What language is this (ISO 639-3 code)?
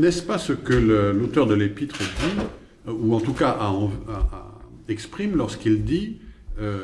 fra